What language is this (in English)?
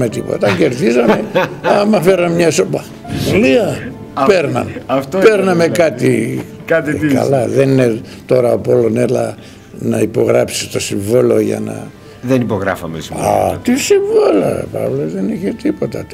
Greek